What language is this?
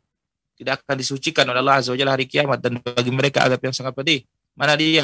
Indonesian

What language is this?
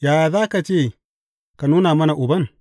Hausa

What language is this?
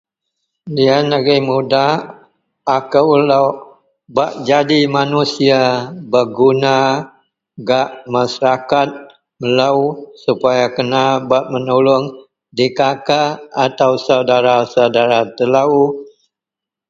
Central Melanau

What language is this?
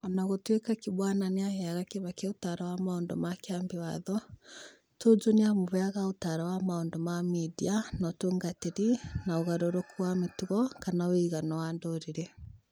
Kikuyu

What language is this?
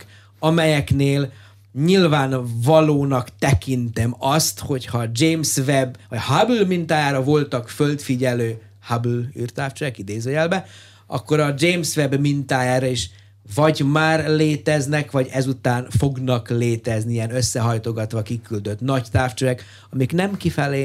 Hungarian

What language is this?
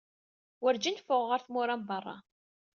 Kabyle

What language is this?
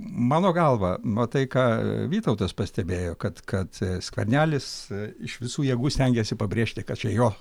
Lithuanian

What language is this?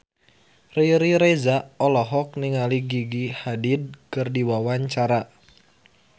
Sundanese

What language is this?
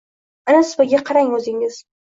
Uzbek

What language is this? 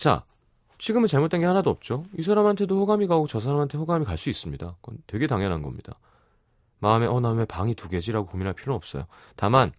Korean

